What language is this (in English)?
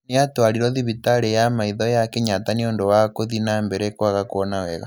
Kikuyu